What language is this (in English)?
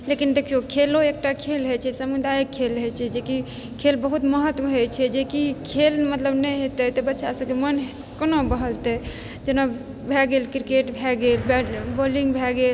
Maithili